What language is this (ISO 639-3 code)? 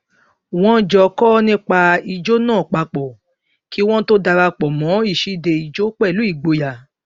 yor